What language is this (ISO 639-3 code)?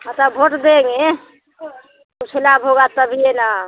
hin